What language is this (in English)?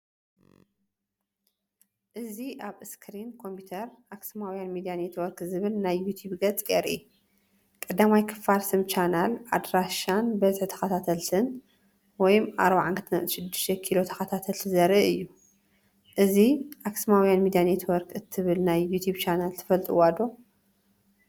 Tigrinya